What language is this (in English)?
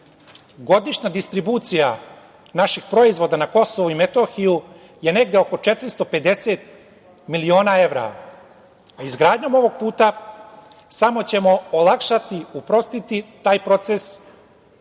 Serbian